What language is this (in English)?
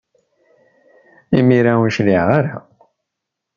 Kabyle